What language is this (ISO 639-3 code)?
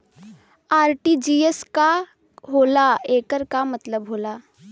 bho